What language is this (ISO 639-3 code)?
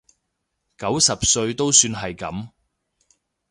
yue